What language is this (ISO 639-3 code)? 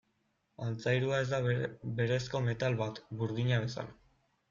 eus